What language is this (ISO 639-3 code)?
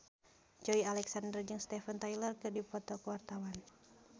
sun